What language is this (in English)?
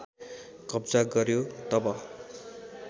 Nepali